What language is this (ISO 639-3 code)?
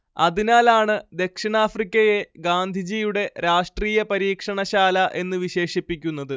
mal